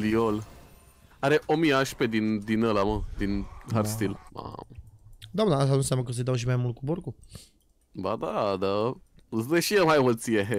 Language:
Romanian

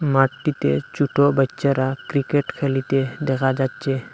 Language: Bangla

